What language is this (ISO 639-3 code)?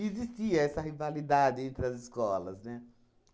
por